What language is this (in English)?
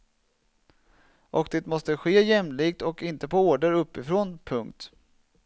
Swedish